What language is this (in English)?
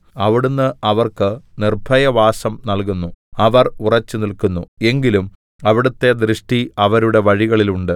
Malayalam